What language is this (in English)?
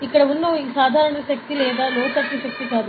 Telugu